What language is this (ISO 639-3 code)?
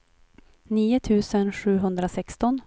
swe